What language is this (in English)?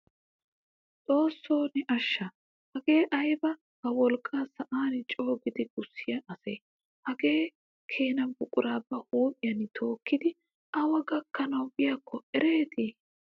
Wolaytta